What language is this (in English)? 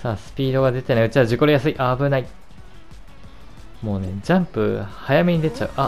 Japanese